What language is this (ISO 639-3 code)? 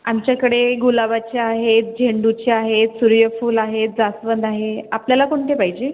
mar